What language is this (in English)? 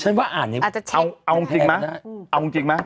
Thai